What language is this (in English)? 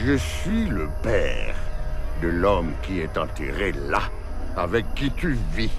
French